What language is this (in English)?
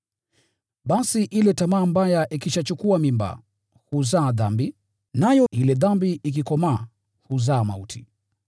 Swahili